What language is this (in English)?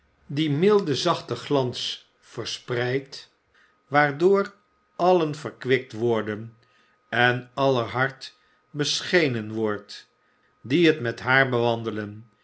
Dutch